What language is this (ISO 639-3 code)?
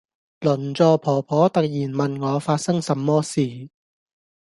yue